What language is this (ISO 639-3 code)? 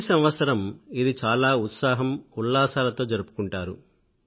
tel